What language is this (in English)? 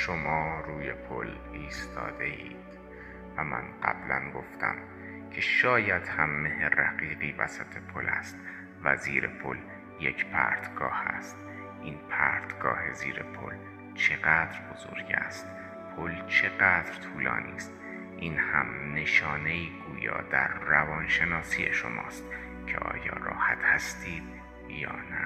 Persian